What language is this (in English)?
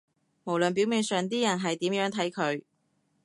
Cantonese